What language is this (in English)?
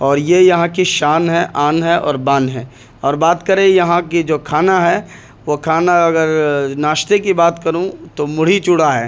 Urdu